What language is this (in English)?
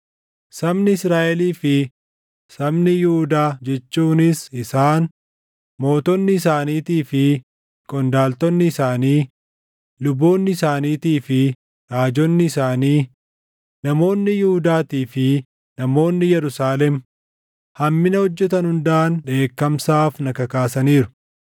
Oromo